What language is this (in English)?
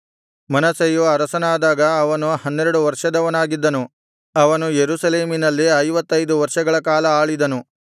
Kannada